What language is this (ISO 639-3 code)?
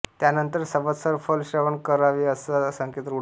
mar